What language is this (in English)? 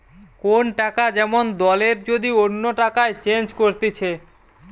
Bangla